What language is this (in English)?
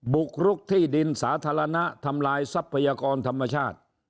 Thai